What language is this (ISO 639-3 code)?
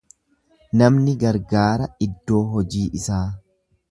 orm